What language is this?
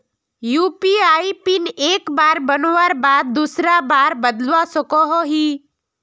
Magahi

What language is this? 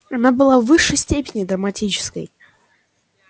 Russian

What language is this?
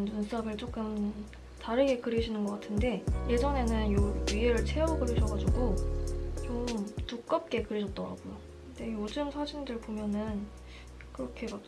Korean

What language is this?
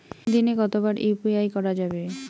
Bangla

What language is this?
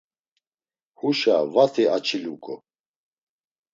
Laz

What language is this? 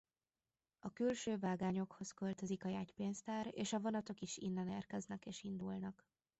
Hungarian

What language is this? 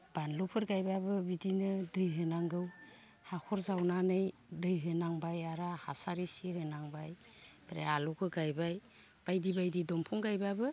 Bodo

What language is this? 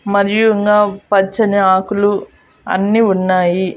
Telugu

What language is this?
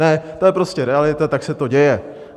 Czech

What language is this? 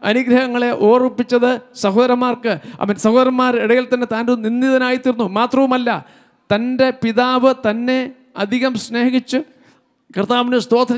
Malayalam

